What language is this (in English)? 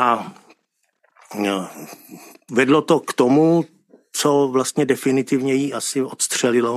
Czech